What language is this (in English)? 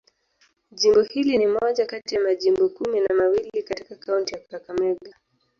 Swahili